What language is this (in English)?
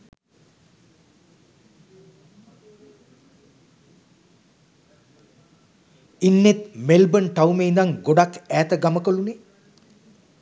Sinhala